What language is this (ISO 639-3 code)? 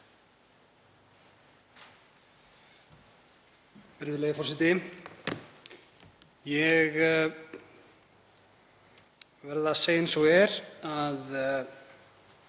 isl